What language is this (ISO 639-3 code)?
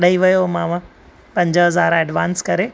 snd